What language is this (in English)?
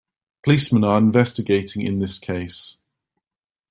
English